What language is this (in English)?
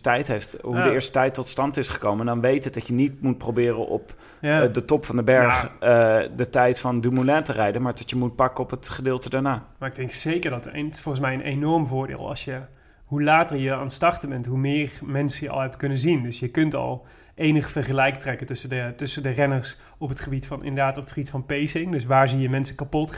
Dutch